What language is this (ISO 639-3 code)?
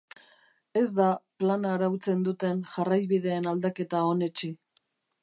eus